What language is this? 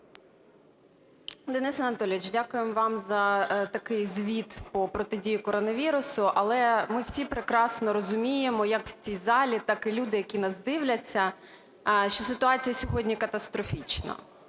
Ukrainian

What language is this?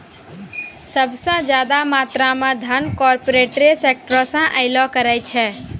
Maithili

